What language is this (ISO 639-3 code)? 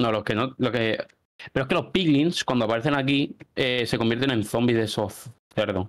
spa